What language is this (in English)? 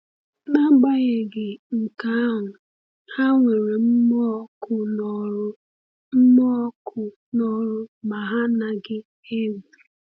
Igbo